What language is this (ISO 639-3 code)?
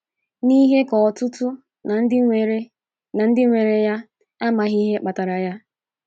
ibo